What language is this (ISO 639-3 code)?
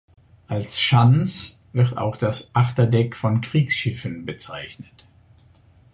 deu